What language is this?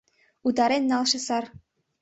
Mari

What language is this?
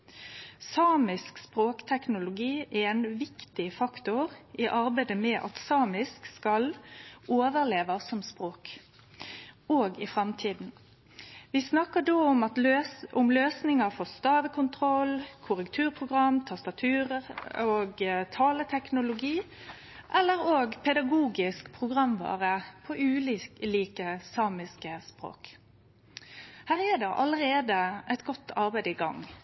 Norwegian Nynorsk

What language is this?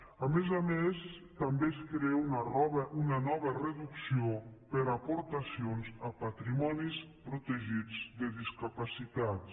Catalan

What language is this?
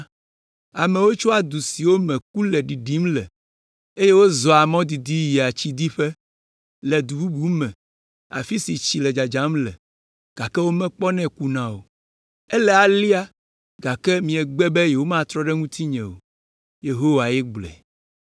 Ewe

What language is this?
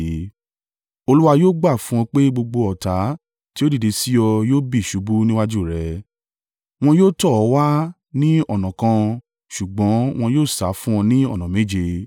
Yoruba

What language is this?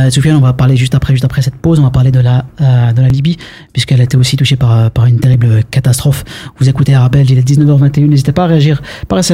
French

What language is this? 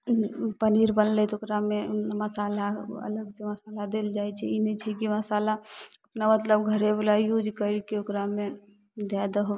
Maithili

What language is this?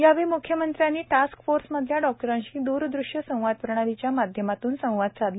Marathi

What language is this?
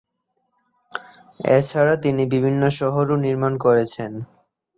Bangla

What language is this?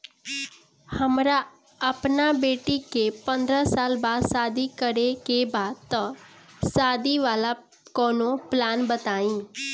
Bhojpuri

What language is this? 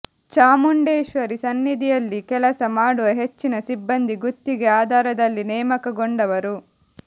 Kannada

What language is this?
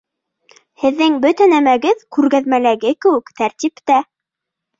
Bashkir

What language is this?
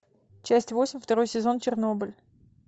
Russian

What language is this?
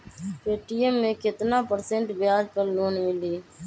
Magahi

